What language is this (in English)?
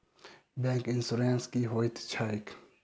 Maithili